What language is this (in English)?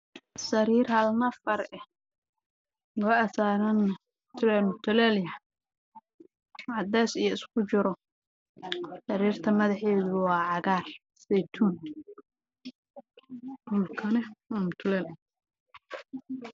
Somali